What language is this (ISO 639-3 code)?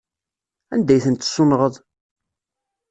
kab